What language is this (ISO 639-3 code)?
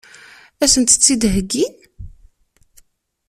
kab